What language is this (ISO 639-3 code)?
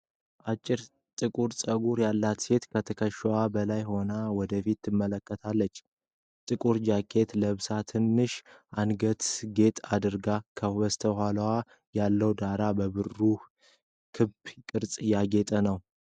amh